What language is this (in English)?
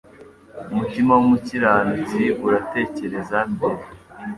Kinyarwanda